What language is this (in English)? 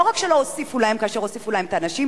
Hebrew